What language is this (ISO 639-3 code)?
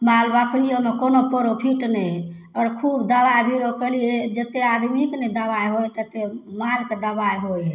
mai